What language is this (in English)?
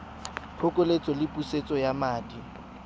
Tswana